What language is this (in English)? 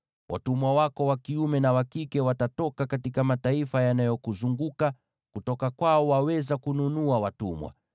Swahili